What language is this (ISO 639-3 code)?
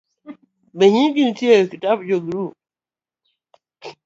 luo